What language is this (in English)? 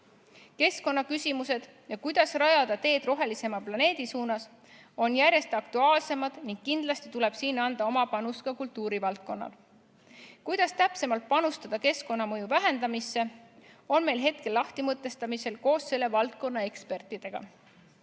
Estonian